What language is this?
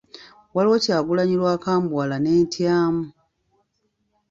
Ganda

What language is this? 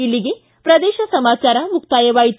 Kannada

